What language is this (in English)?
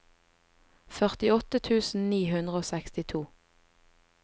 Norwegian